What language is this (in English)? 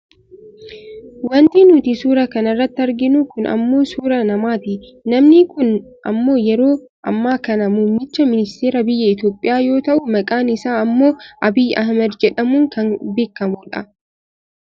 Oromo